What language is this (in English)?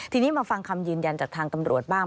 Thai